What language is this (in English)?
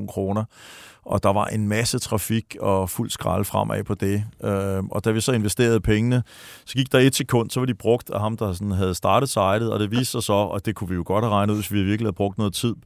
Danish